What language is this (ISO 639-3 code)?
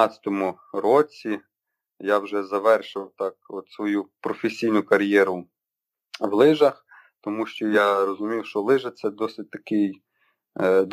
ukr